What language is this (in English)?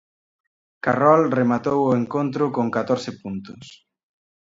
Galician